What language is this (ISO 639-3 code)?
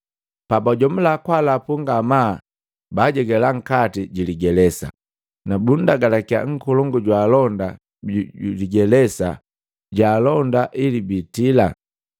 mgv